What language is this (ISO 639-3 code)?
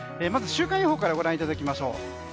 jpn